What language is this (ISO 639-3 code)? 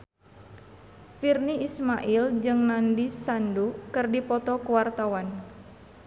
sun